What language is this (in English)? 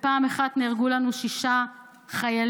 Hebrew